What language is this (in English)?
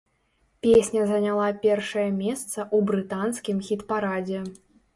Belarusian